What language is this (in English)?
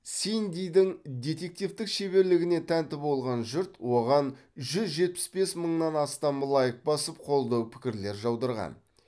Kazakh